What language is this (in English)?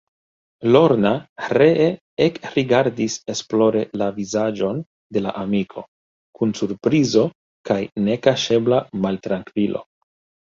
Esperanto